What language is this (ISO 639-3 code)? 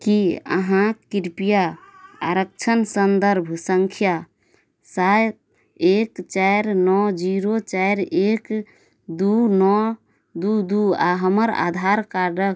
mai